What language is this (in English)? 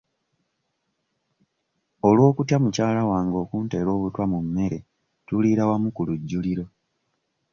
Ganda